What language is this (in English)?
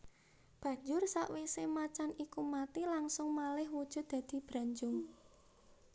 Javanese